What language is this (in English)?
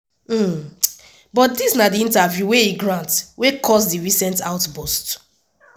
Nigerian Pidgin